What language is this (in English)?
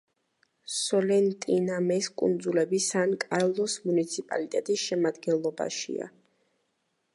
Georgian